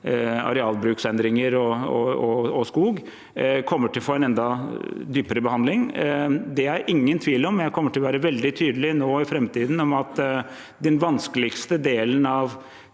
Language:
Norwegian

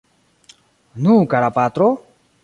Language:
Esperanto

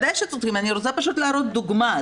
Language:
Hebrew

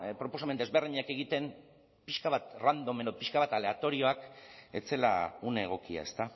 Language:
Basque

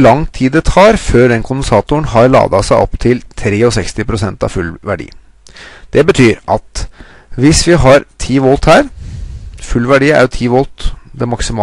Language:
Norwegian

